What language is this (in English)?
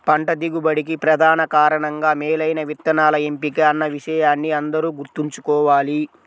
Telugu